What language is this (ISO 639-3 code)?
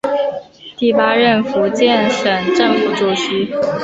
zho